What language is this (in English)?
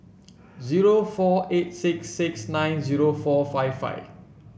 English